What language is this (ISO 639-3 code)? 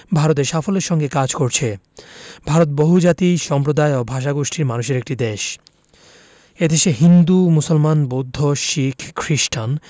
ben